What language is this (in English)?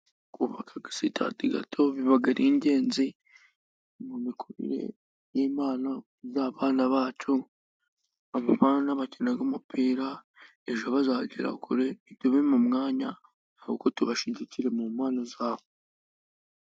Kinyarwanda